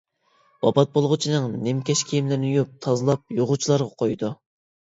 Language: Uyghur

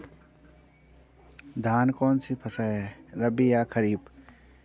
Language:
Hindi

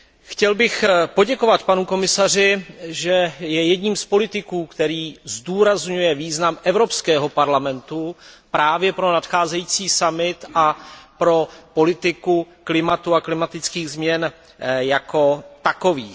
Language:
Czech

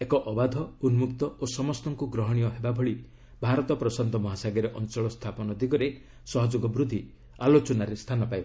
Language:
Odia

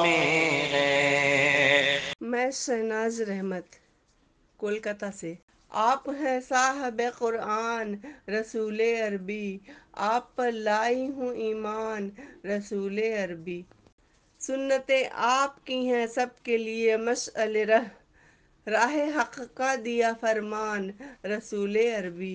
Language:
Urdu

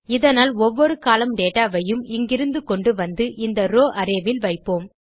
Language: Tamil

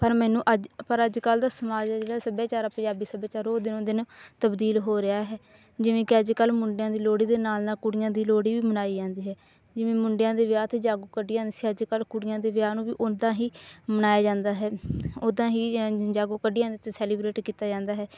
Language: Punjabi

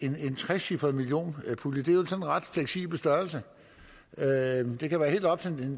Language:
Danish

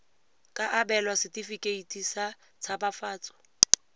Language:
Tswana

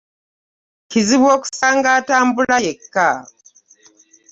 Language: Ganda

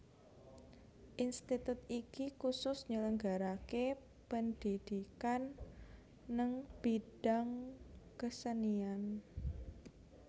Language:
Javanese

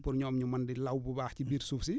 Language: Wolof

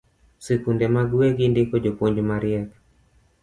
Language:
Luo (Kenya and Tanzania)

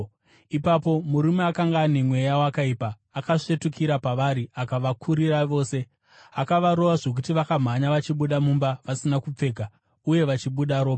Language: Shona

